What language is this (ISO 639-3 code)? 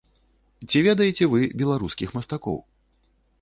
bel